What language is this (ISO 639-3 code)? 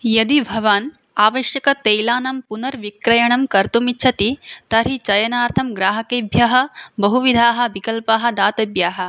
san